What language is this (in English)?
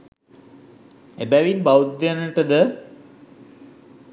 Sinhala